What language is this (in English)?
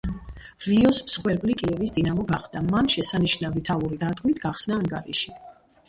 Georgian